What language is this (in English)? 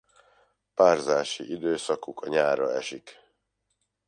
Hungarian